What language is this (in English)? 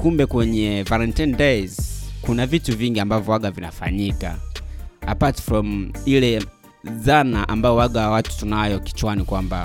Swahili